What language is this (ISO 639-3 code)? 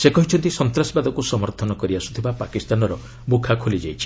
ori